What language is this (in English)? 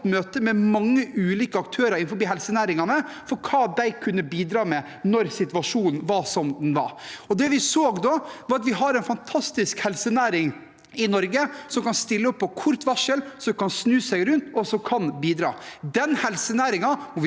Norwegian